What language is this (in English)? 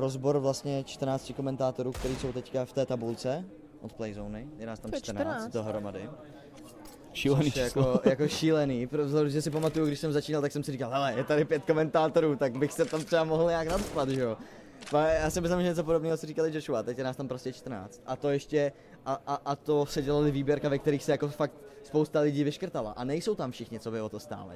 Czech